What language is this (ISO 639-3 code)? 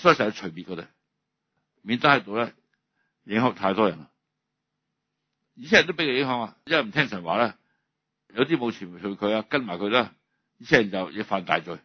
zho